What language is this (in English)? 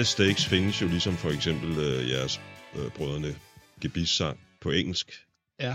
Danish